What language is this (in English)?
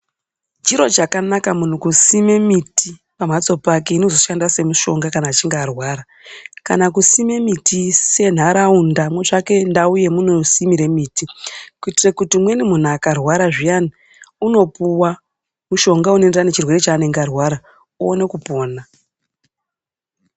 Ndau